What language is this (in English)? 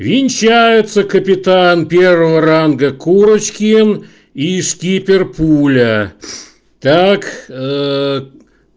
Russian